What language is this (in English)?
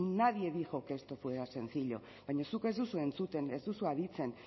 Basque